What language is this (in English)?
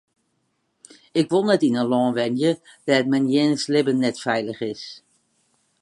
Western Frisian